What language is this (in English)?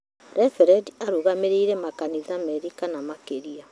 Kikuyu